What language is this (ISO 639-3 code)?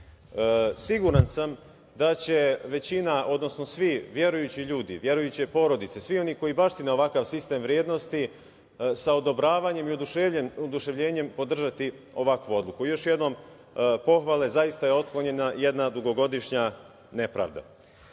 srp